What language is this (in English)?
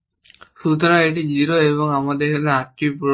Bangla